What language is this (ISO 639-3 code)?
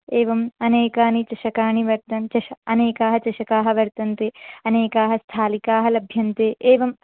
san